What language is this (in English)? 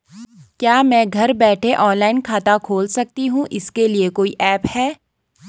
Hindi